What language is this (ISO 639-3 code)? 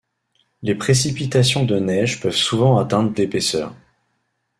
fra